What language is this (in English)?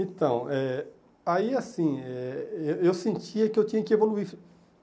Portuguese